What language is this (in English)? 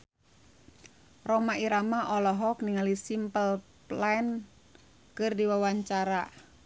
Sundanese